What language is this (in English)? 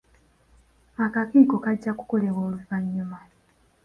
Ganda